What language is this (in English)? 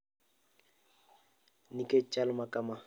Luo (Kenya and Tanzania)